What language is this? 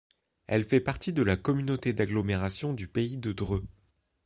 French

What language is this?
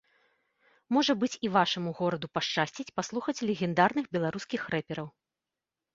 Belarusian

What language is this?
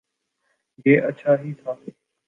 Urdu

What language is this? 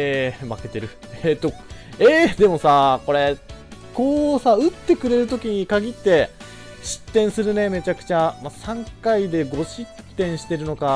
Japanese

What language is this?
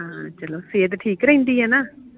Punjabi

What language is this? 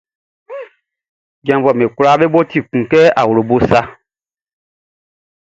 Baoulé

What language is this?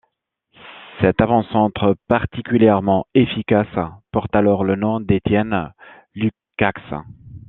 French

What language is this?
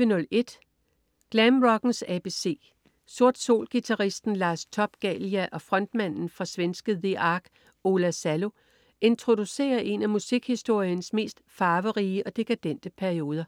Danish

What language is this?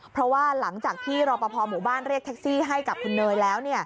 Thai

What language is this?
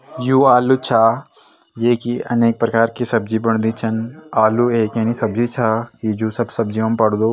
Garhwali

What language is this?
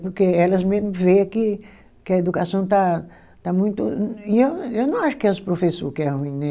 Portuguese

